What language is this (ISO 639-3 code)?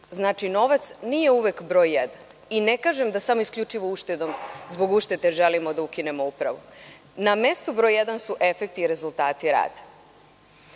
srp